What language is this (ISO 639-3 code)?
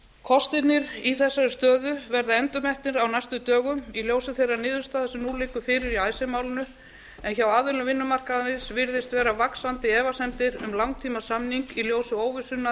isl